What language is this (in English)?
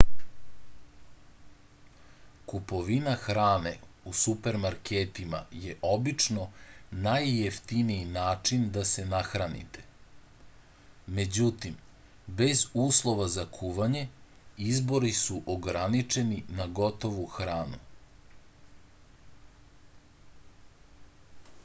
Serbian